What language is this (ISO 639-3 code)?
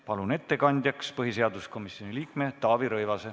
est